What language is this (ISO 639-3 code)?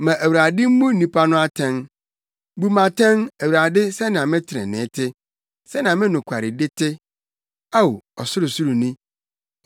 aka